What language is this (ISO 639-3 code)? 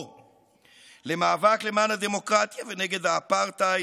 heb